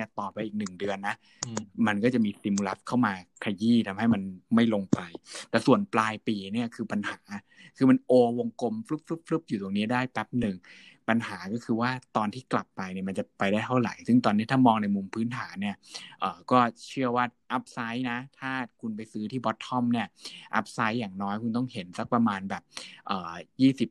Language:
Thai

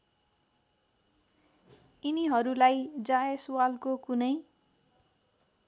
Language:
Nepali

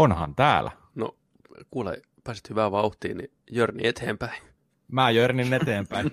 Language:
Finnish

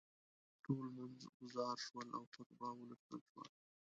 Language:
Pashto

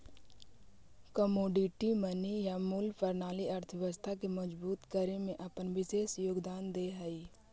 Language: Magahi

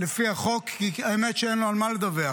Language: Hebrew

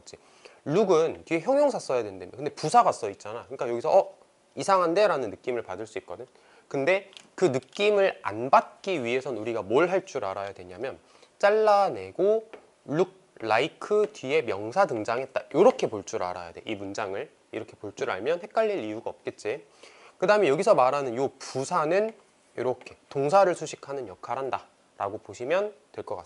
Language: Korean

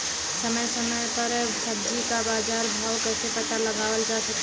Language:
Bhojpuri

